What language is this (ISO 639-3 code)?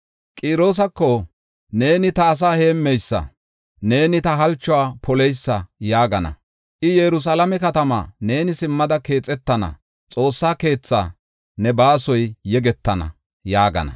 gof